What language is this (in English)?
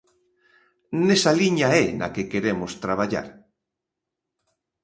Galician